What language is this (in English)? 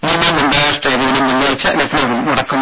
Malayalam